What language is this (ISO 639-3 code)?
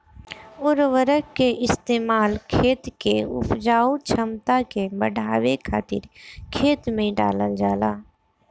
bho